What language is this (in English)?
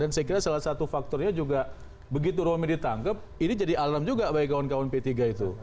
Indonesian